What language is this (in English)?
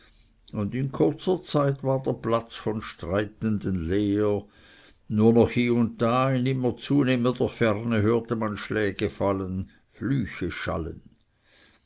German